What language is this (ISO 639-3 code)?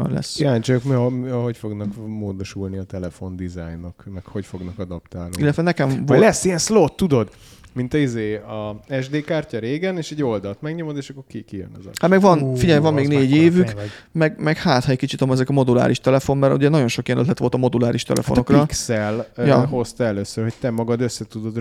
hun